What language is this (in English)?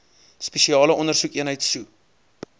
Afrikaans